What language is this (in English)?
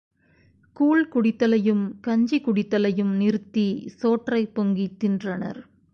Tamil